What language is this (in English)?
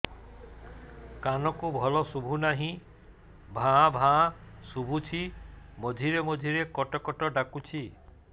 Odia